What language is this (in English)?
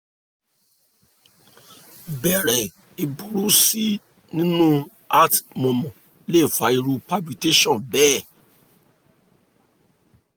Yoruba